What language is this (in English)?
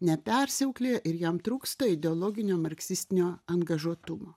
Lithuanian